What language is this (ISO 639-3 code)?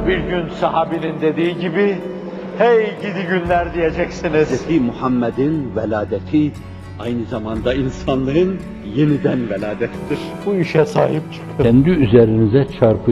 tur